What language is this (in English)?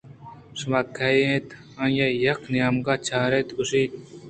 Eastern Balochi